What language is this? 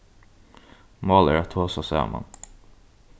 Faroese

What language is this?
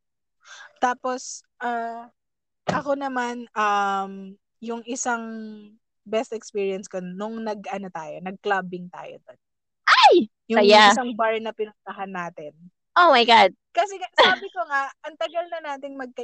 Filipino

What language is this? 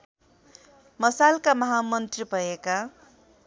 Nepali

